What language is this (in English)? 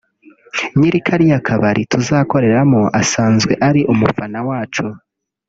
Kinyarwanda